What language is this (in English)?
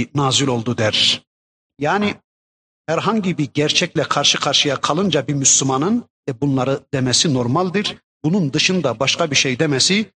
Turkish